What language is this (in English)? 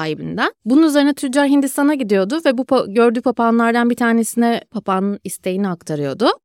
Turkish